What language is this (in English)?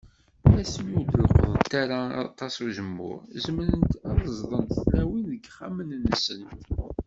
Kabyle